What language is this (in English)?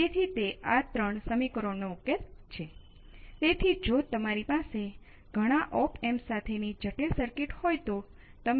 Gujarati